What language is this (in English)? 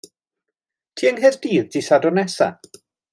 Welsh